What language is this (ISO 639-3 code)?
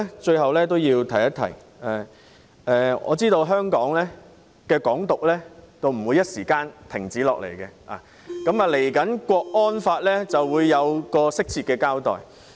yue